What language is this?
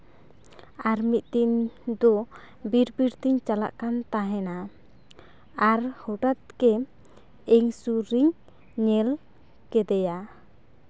Santali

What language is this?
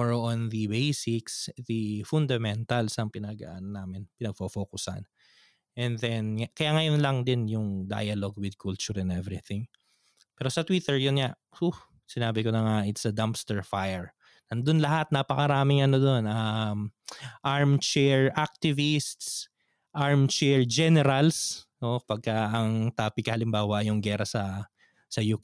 Filipino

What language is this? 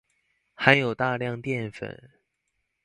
Chinese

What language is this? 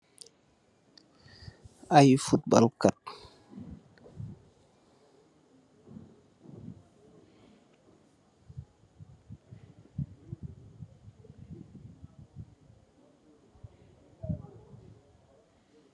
Wolof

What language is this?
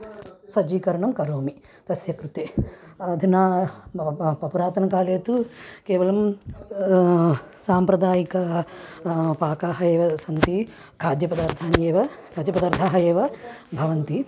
Sanskrit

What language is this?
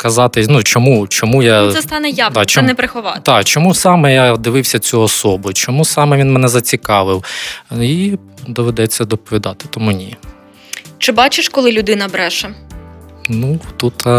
Ukrainian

